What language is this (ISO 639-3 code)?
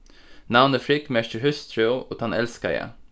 fao